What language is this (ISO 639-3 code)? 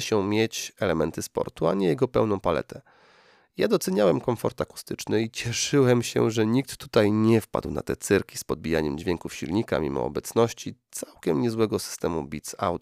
pol